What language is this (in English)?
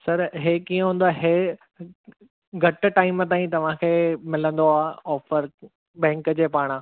Sindhi